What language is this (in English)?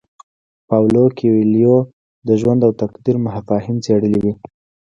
Pashto